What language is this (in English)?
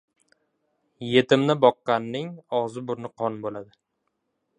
Uzbek